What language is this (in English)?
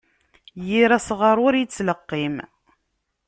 Kabyle